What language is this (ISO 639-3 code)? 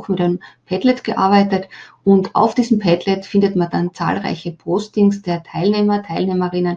deu